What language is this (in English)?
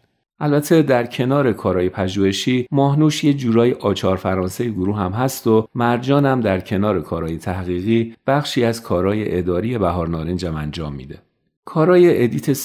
Persian